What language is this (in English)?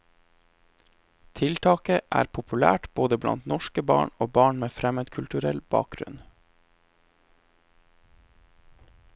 Norwegian